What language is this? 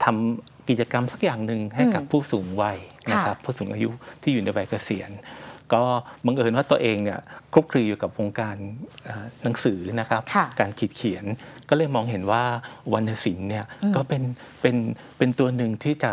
Thai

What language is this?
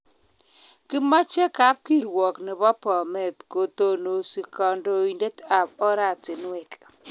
Kalenjin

